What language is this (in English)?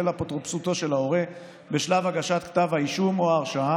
Hebrew